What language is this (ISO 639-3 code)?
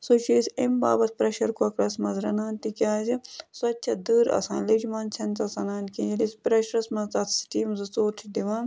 kas